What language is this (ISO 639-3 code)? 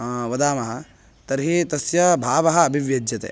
san